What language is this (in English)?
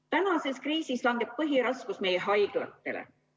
Estonian